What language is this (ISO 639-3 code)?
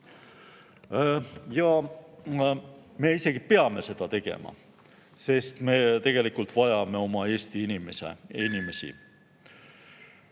est